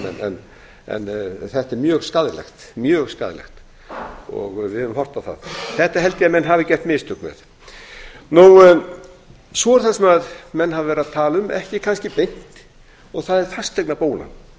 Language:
Icelandic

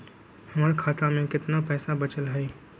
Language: Magahi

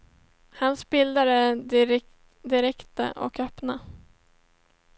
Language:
Swedish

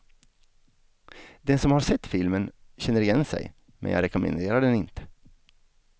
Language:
Swedish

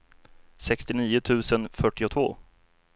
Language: Swedish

